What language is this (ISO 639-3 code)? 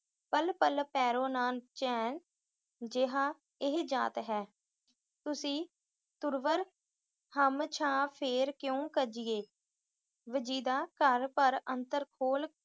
pan